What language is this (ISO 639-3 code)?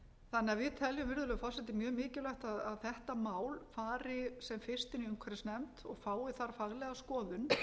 isl